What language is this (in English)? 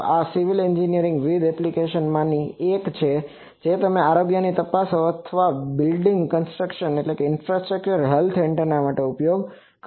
Gujarati